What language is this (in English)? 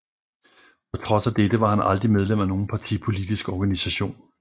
Danish